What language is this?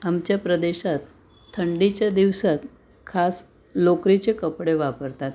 Marathi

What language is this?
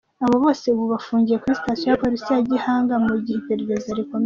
Kinyarwanda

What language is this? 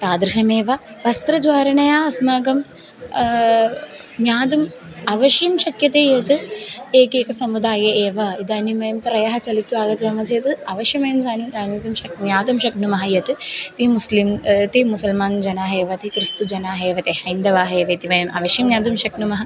Sanskrit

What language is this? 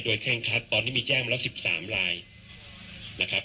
Thai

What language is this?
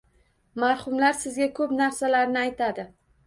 Uzbek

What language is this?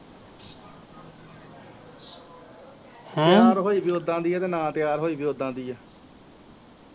Punjabi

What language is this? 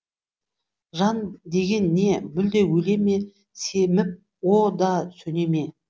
Kazakh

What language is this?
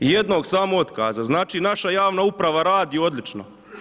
Croatian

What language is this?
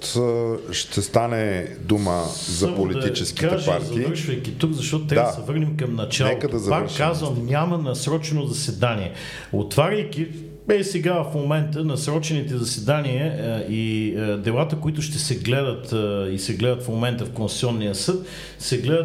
Bulgarian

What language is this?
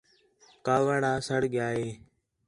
Khetrani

